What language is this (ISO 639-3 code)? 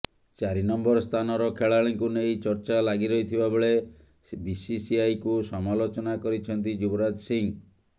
ori